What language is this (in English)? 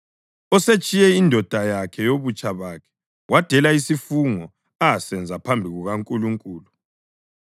North Ndebele